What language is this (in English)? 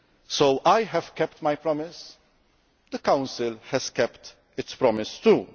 English